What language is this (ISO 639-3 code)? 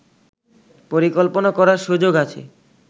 ben